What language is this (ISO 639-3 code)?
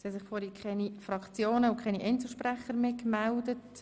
gsw